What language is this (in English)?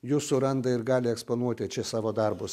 Lithuanian